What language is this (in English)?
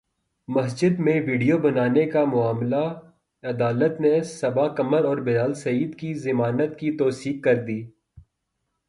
Urdu